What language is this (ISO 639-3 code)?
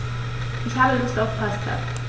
deu